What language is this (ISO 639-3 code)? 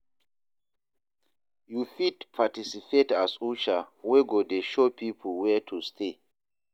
pcm